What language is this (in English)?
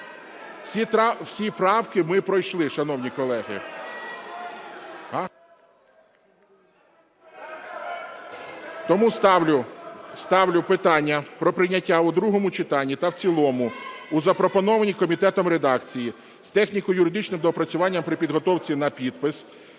Ukrainian